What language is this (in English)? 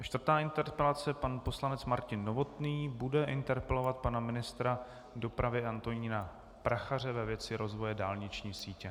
Czech